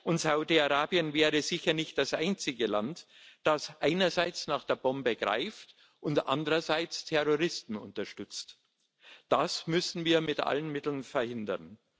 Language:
German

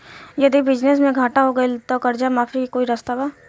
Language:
Bhojpuri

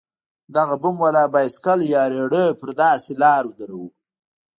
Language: Pashto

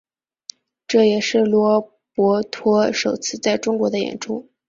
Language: Chinese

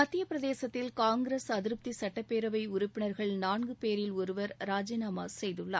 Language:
Tamil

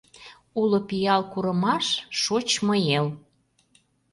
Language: Mari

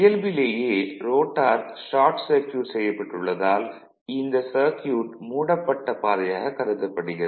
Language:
Tamil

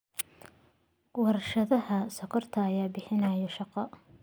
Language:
Somali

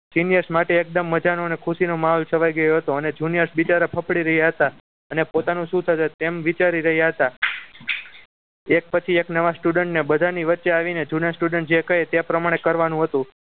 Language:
Gujarati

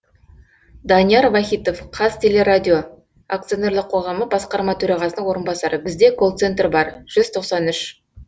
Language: Kazakh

